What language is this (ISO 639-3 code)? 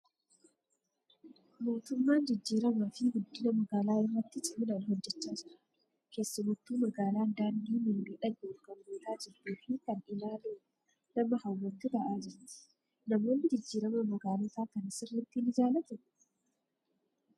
orm